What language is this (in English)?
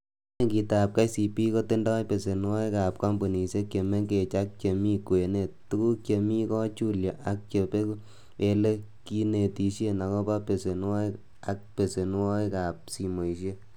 Kalenjin